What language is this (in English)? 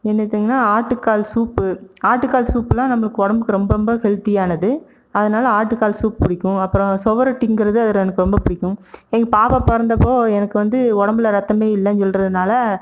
Tamil